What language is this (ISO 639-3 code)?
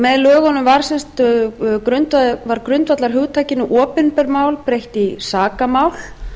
isl